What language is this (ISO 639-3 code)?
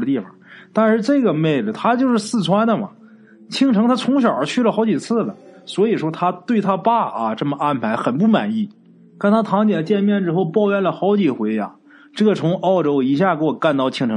zho